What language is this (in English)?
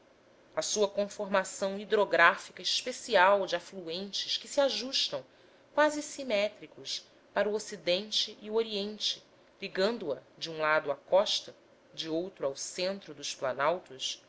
Portuguese